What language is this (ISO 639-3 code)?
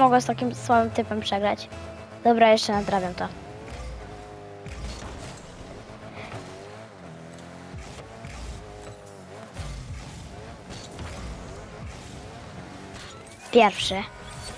pol